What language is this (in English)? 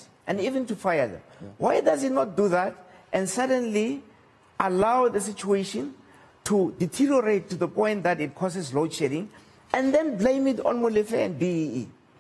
English